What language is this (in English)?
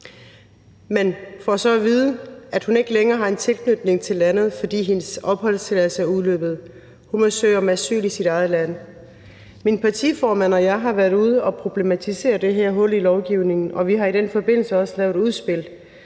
Danish